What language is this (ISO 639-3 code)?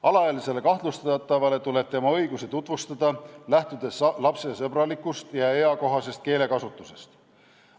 est